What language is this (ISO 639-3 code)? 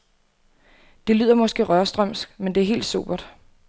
dan